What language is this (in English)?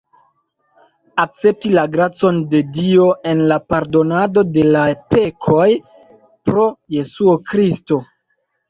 Esperanto